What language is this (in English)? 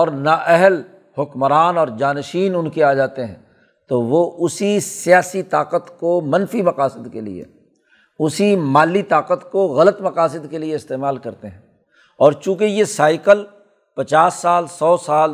Urdu